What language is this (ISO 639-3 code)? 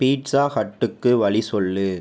tam